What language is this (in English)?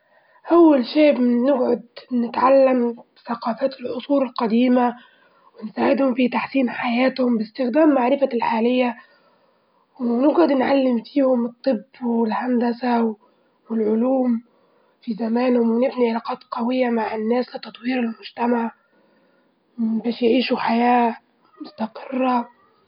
Libyan Arabic